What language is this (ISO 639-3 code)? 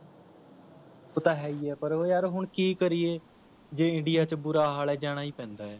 pan